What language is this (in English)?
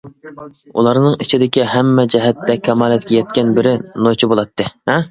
Uyghur